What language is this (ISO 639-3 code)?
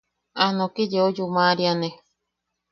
yaq